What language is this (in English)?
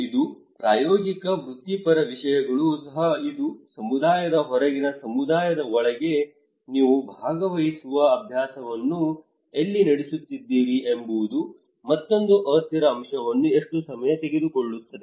Kannada